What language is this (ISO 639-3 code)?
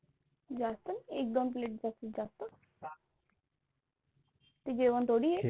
mar